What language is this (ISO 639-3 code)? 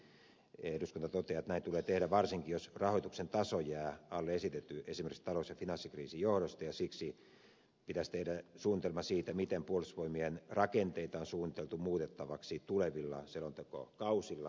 fin